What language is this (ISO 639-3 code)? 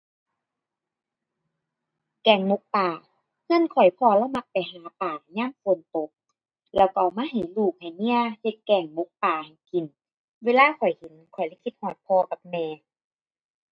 tha